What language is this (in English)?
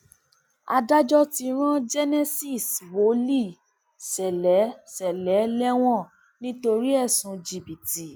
Yoruba